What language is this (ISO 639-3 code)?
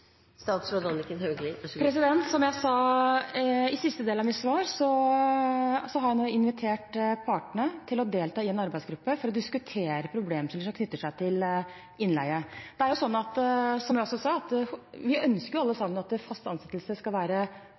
nob